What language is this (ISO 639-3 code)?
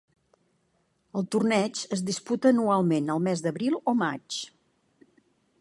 cat